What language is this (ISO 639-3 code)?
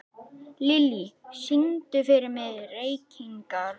isl